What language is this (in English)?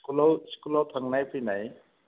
Bodo